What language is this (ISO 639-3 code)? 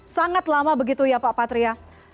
ind